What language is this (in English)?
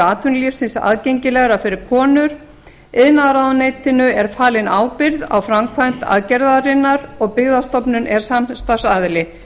Icelandic